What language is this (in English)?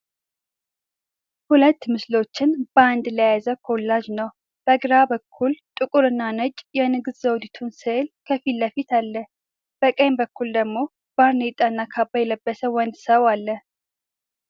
Amharic